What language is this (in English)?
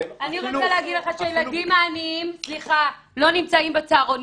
Hebrew